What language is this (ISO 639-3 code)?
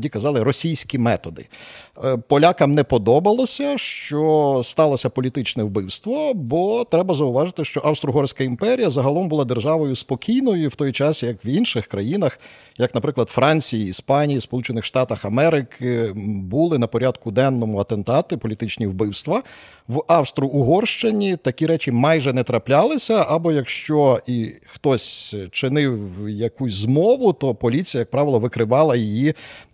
ukr